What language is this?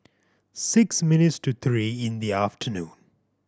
English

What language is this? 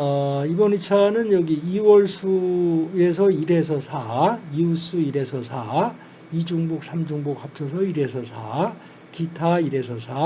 Korean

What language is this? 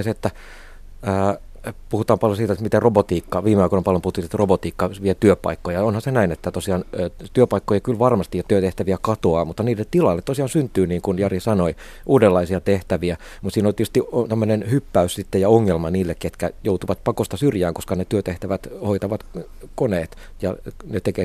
Finnish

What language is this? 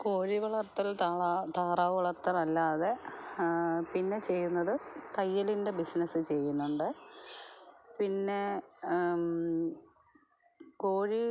Malayalam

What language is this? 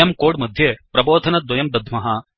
Sanskrit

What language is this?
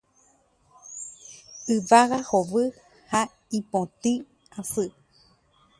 Guarani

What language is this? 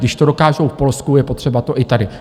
Czech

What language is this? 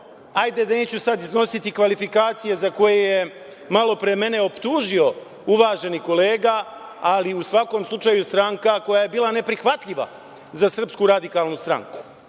Serbian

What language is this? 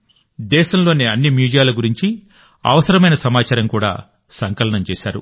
Telugu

